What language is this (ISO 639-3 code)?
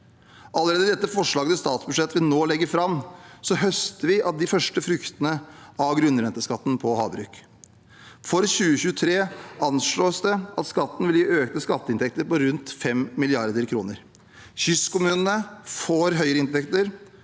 nor